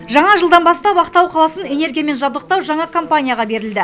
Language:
Kazakh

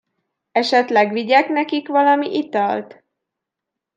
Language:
Hungarian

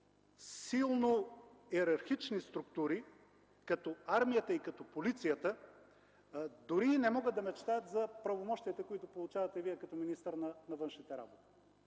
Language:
Bulgarian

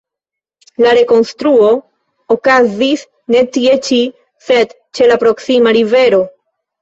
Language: Esperanto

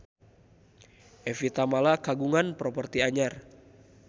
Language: Sundanese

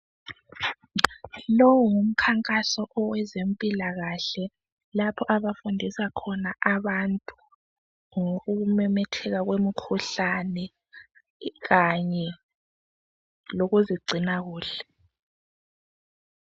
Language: North Ndebele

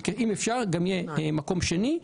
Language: Hebrew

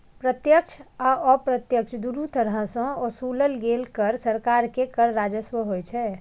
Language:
Maithili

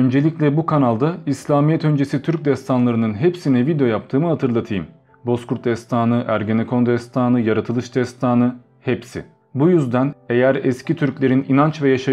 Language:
Turkish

